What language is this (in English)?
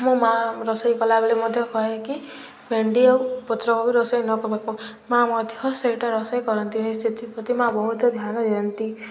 Odia